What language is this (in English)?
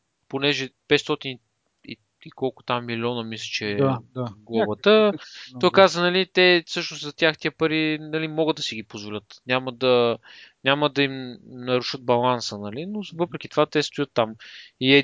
Bulgarian